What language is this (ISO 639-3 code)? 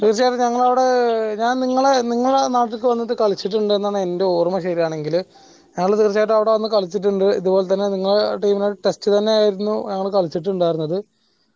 mal